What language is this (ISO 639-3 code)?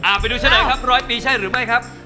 tha